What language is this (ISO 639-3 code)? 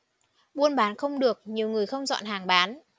vie